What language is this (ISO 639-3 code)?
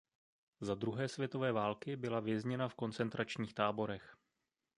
ces